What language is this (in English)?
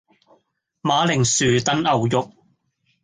Cantonese